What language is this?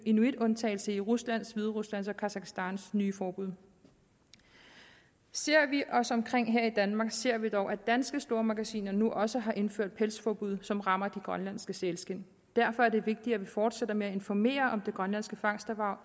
Danish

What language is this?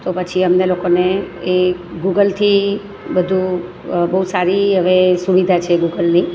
Gujarati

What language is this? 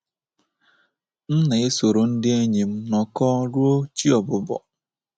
Igbo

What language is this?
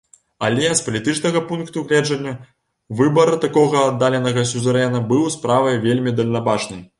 Belarusian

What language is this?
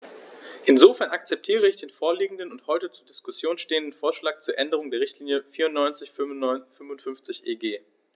German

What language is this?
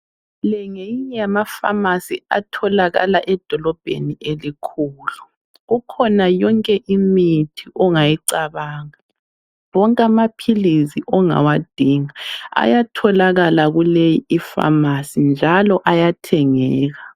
North Ndebele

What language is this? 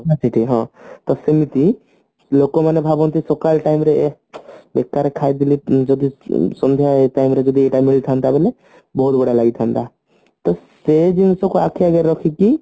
Odia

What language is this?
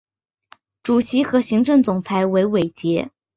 Chinese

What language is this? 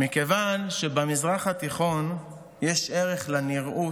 Hebrew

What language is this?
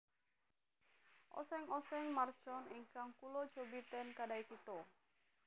Javanese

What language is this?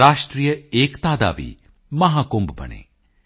Punjabi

